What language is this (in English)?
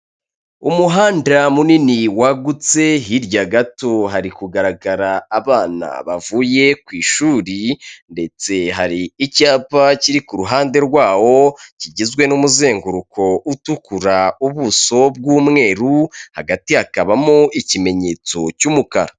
Kinyarwanda